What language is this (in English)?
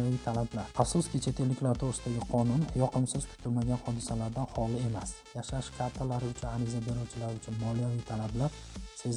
Uzbek